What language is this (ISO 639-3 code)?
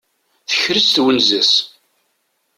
kab